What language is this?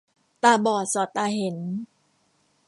Thai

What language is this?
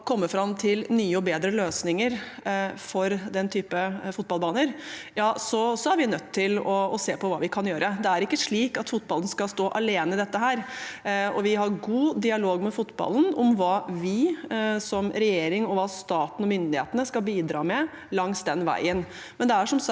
Norwegian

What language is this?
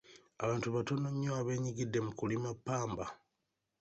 Ganda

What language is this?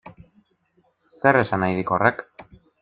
Basque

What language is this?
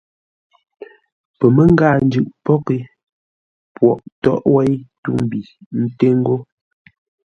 Ngombale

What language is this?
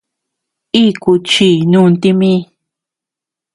Tepeuxila Cuicatec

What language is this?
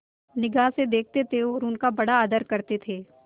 Hindi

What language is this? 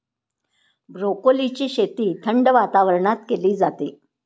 Marathi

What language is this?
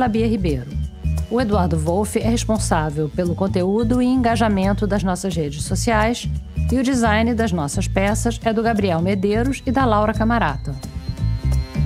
Portuguese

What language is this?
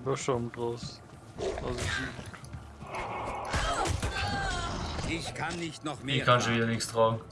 German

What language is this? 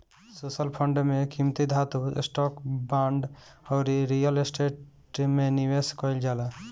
Bhojpuri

